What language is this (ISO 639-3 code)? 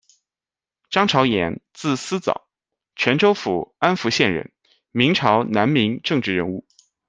zho